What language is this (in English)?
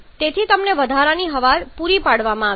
Gujarati